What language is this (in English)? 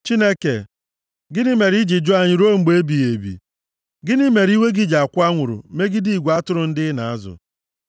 Igbo